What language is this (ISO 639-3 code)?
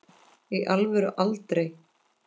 isl